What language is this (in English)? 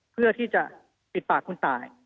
Thai